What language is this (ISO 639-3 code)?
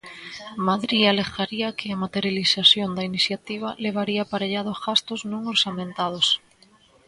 glg